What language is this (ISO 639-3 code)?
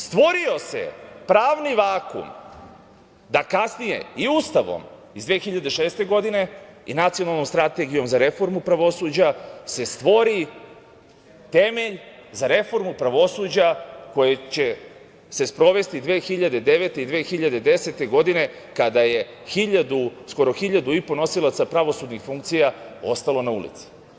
srp